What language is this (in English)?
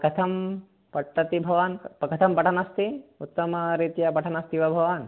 Sanskrit